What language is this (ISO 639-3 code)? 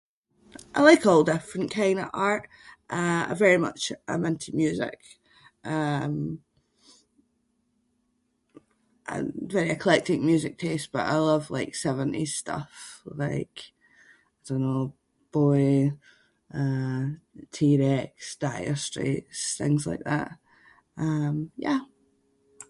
sco